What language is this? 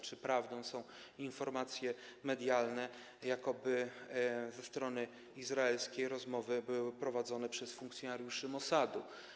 Polish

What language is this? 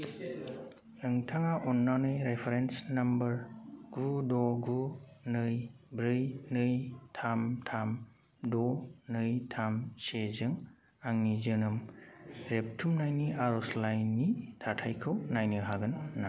Bodo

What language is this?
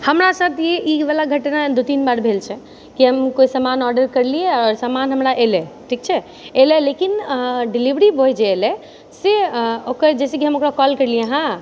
Maithili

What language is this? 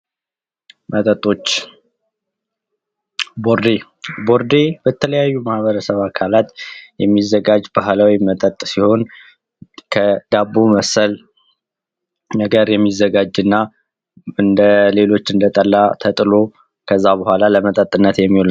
Amharic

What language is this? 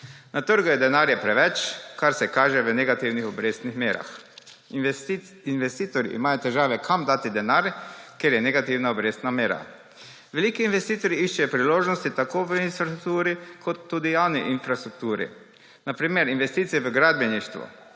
Slovenian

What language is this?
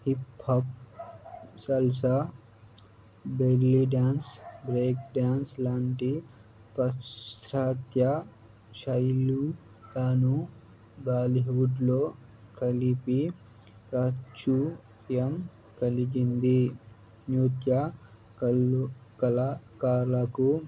Telugu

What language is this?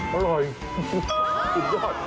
Thai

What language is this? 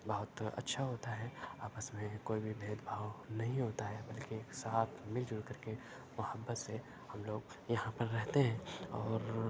Urdu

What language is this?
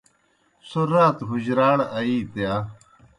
Kohistani Shina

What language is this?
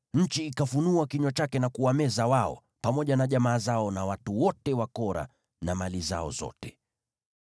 Swahili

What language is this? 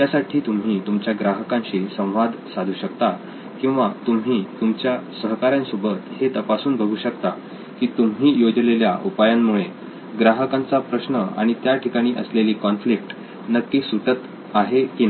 Marathi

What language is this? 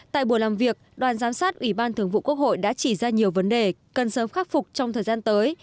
Vietnamese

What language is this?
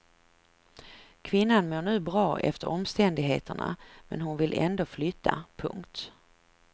Swedish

